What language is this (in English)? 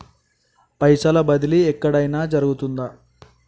Telugu